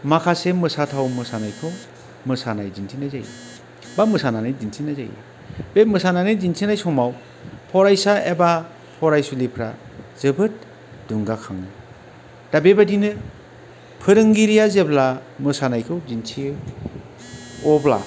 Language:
Bodo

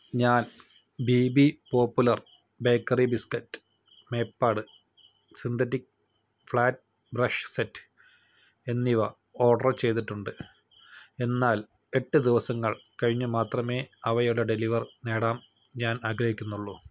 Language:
Malayalam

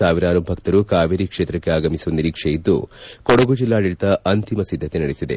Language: Kannada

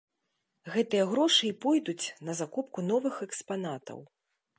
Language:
Belarusian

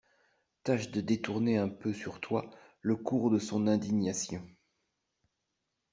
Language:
French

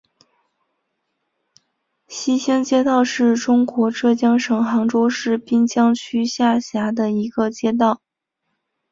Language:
Chinese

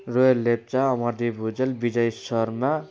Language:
Nepali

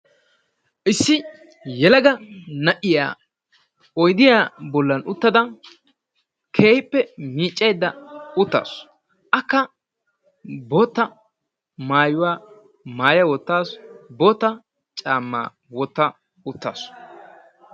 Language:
Wolaytta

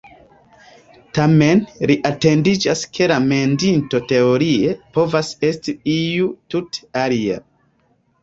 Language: Esperanto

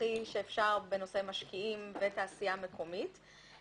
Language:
Hebrew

